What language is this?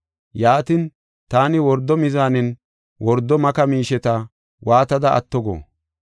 Gofa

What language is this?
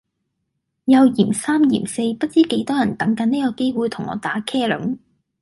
Cantonese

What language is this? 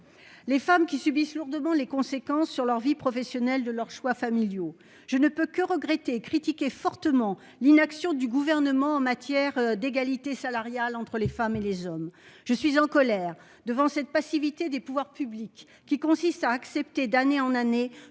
French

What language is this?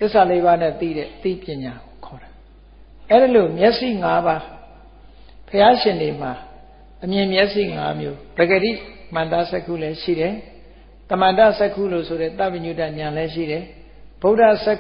Vietnamese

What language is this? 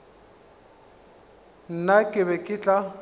Northern Sotho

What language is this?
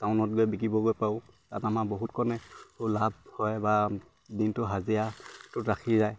Assamese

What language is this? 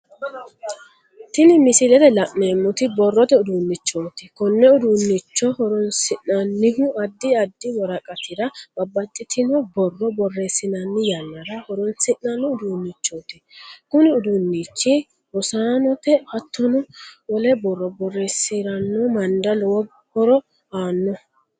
Sidamo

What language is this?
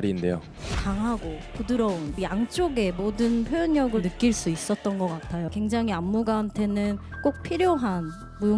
Korean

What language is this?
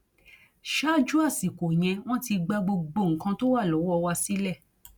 Yoruba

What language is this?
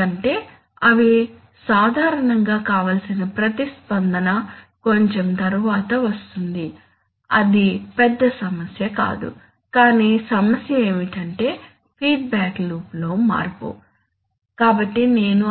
Telugu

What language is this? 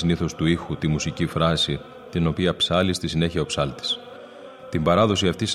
Greek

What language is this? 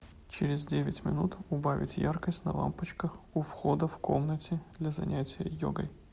Russian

